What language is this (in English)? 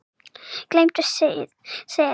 Icelandic